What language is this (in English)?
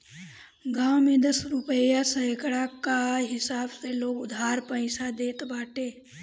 Bhojpuri